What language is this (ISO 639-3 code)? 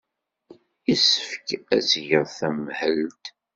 kab